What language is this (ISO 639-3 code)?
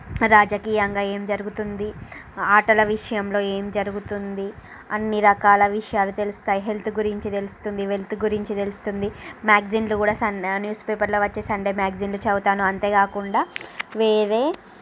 tel